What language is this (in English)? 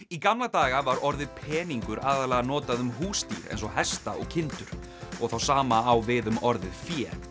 Icelandic